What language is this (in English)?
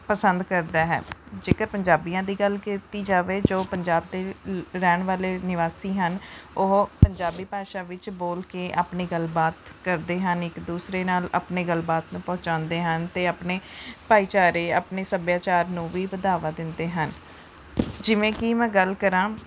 Punjabi